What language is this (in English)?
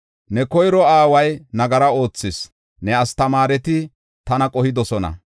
Gofa